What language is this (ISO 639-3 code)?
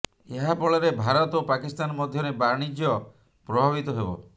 ori